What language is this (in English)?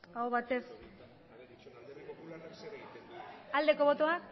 Basque